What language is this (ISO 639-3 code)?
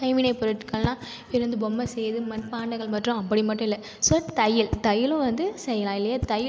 tam